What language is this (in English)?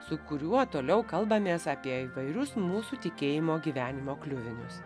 Lithuanian